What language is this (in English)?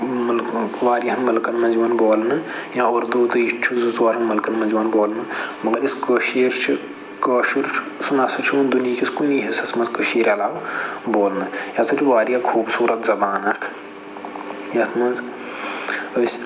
Kashmiri